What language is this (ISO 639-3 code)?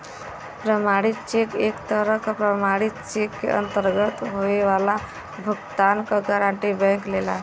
bho